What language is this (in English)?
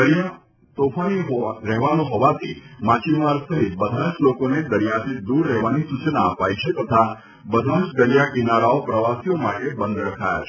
Gujarati